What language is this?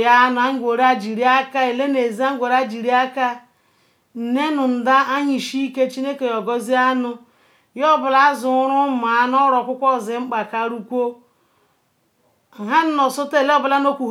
Ikwere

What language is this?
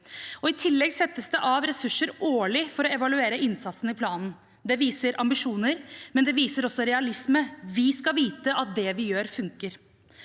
Norwegian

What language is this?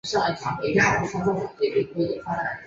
Chinese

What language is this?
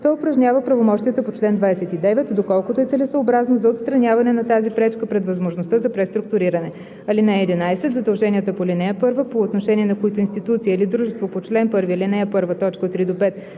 Bulgarian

